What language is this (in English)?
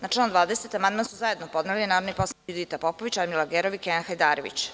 Serbian